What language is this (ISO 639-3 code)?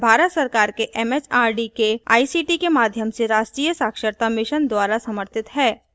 hin